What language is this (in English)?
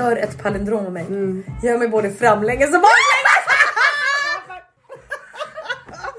Swedish